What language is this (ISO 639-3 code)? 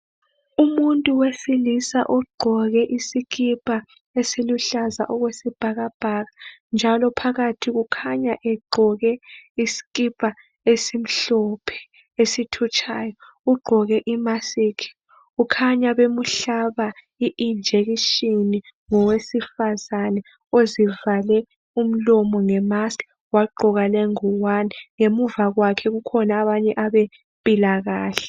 nde